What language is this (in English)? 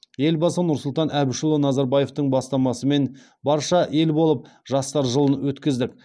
Kazakh